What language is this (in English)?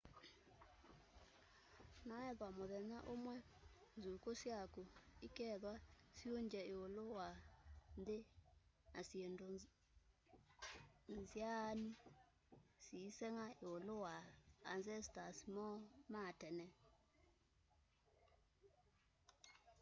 Kamba